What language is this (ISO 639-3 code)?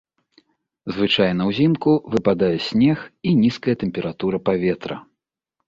bel